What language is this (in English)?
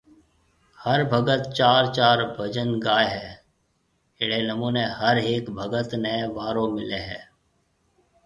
Marwari (Pakistan)